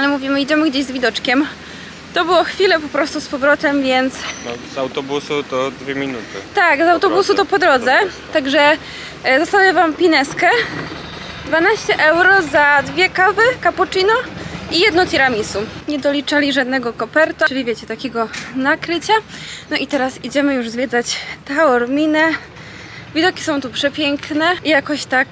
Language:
Polish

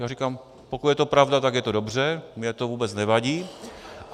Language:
Czech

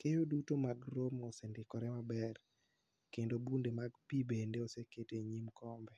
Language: Luo (Kenya and Tanzania)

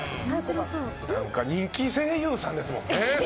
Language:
Japanese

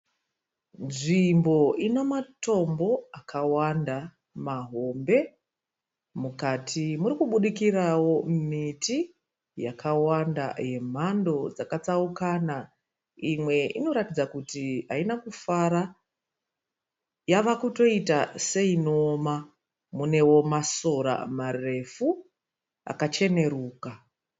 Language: Shona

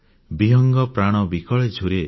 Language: Odia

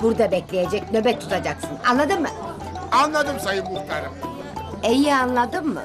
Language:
Turkish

